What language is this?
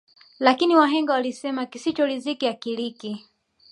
Swahili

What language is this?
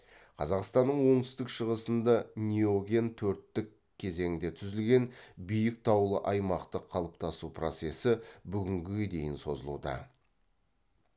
Kazakh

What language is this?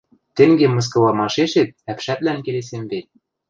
Western Mari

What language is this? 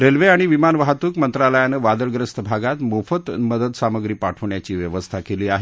Marathi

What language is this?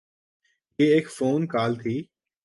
Urdu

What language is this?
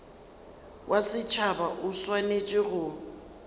Northern Sotho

